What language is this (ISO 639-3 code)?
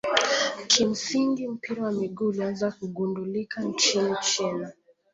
swa